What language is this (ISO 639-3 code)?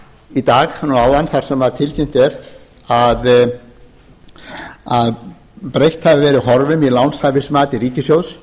isl